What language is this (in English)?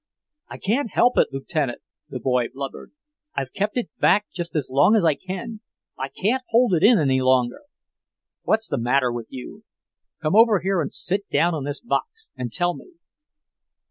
English